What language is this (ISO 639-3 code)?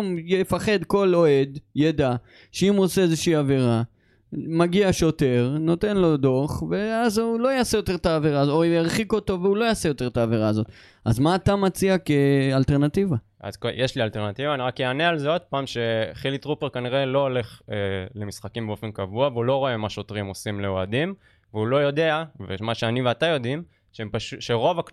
heb